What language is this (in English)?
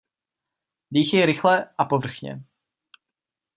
Czech